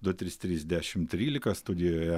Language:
Lithuanian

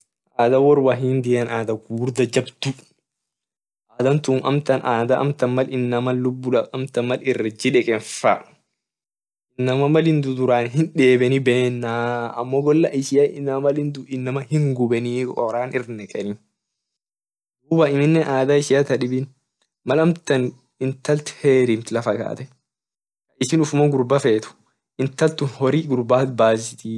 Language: Orma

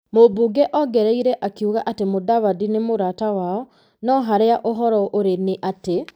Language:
Kikuyu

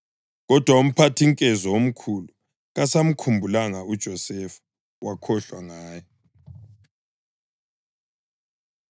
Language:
North Ndebele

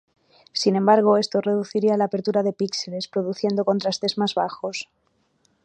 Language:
Spanish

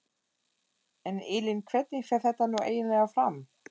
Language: Icelandic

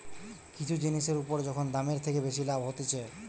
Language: Bangla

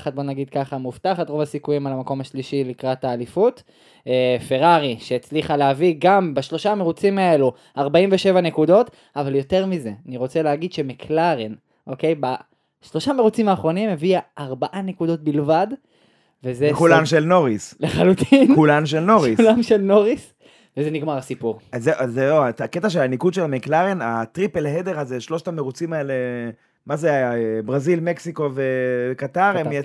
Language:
Hebrew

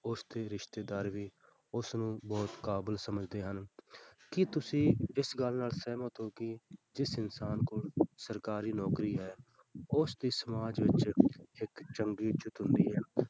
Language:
Punjabi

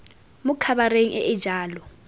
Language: Tswana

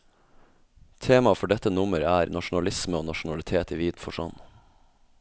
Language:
Norwegian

